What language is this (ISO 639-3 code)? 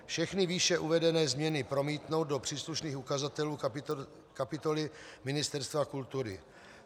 ces